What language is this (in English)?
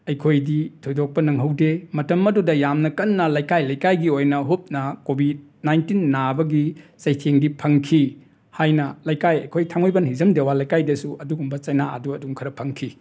Manipuri